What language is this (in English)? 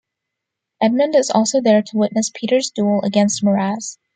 English